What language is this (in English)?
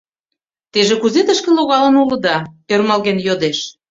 Mari